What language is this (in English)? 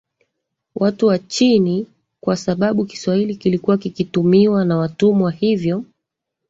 Swahili